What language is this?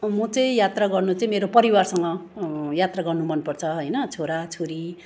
Nepali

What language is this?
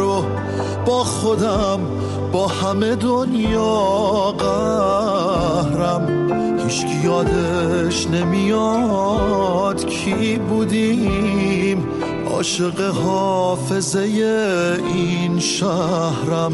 Persian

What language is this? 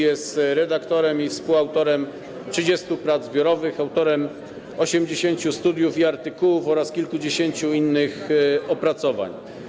Polish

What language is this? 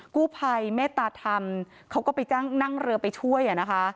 Thai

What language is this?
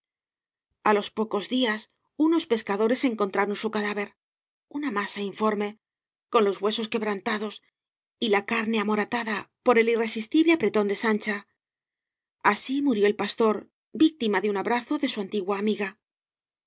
Spanish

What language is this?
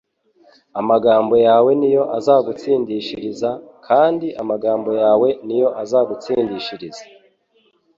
Kinyarwanda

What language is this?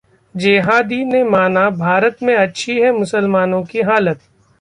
Hindi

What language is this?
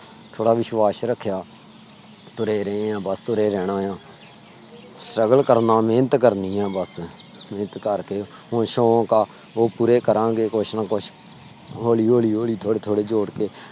Punjabi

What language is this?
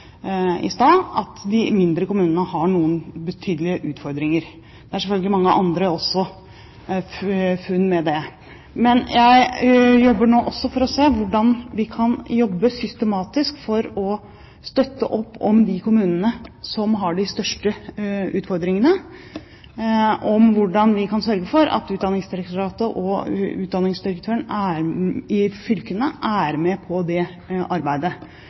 Norwegian Bokmål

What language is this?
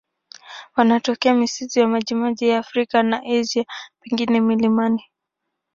Swahili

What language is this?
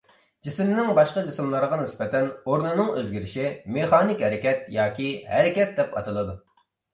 Uyghur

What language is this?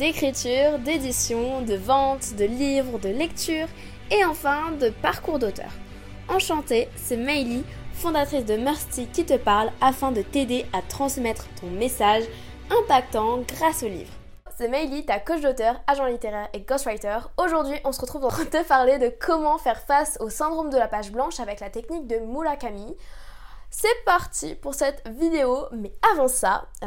French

